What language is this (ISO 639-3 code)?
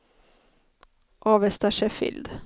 swe